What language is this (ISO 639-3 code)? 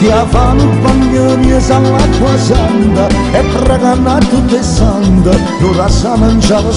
bul